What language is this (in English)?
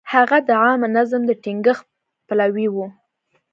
Pashto